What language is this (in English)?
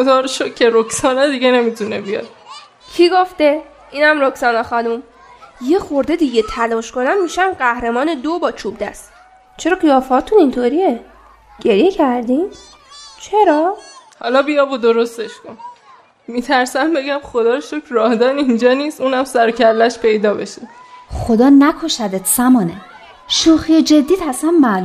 Persian